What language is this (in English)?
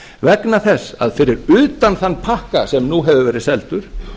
Icelandic